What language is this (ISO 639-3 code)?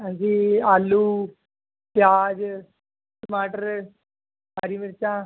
pan